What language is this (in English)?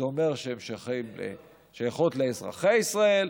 Hebrew